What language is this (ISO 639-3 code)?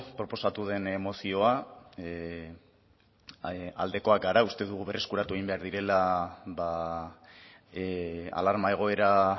eus